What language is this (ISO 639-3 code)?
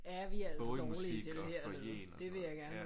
dan